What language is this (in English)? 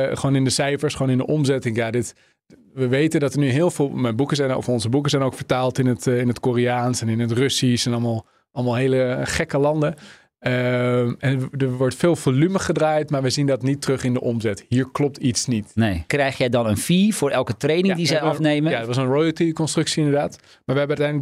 Dutch